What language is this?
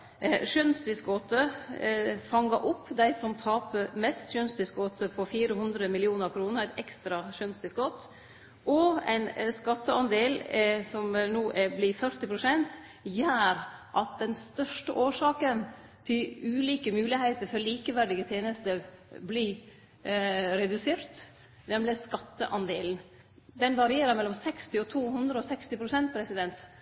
Norwegian Nynorsk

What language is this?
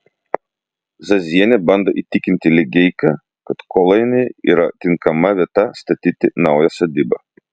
Lithuanian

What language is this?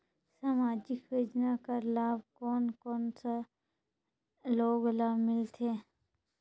Chhattisgarhi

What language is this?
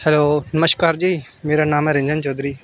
Dogri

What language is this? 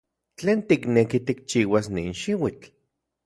Central Puebla Nahuatl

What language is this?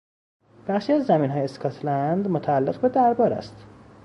Persian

